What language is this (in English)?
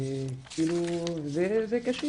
Hebrew